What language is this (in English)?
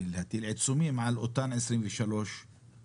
Hebrew